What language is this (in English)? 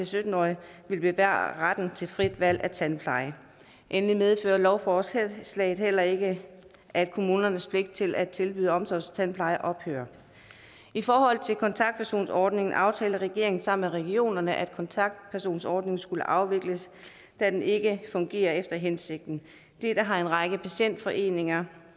Danish